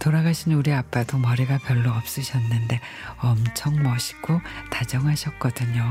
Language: Korean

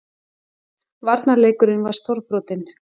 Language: Icelandic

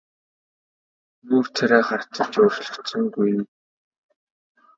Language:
Mongolian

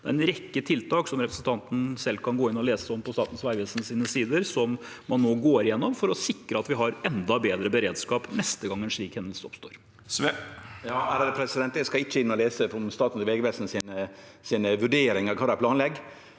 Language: Norwegian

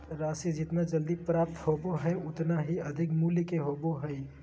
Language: Magahi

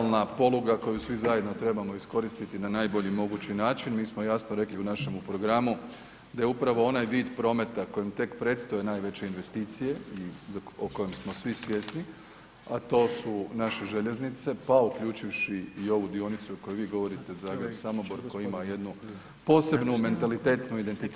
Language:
Croatian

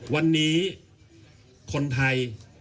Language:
Thai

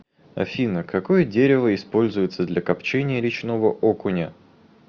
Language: Russian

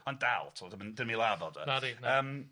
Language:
Welsh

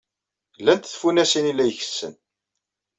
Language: Kabyle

